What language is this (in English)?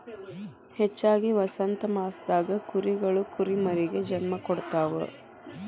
Kannada